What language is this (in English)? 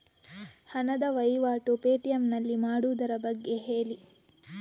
Kannada